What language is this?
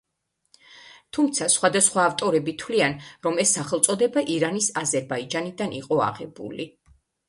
Georgian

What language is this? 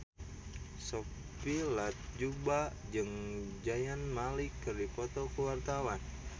Sundanese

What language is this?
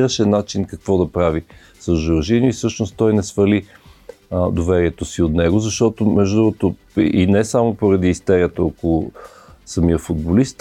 Bulgarian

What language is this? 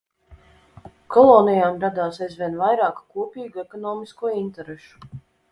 Latvian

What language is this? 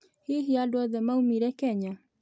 Kikuyu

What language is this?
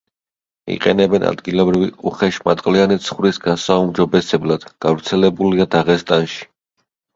Georgian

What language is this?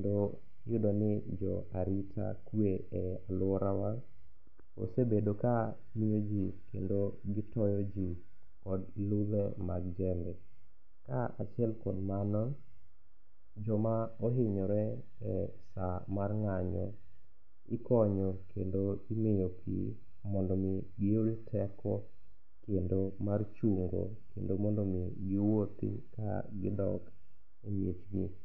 Luo (Kenya and Tanzania)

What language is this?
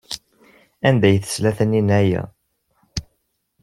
Kabyle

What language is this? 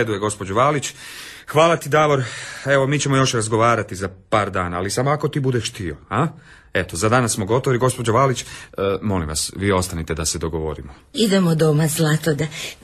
Croatian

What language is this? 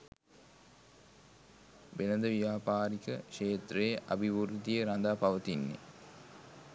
Sinhala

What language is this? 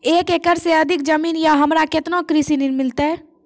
Maithili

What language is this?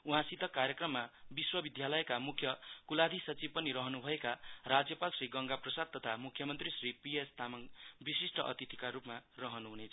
Nepali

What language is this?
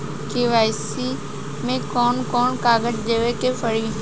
Bhojpuri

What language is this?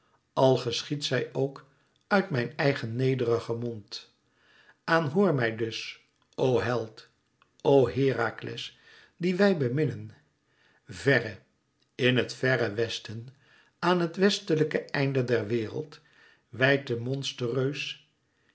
Dutch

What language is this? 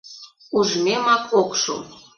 Mari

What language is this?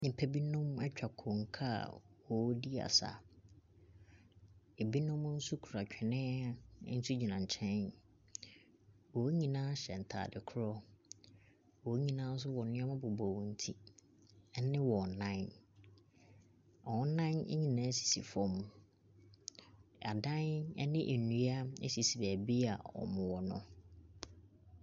Akan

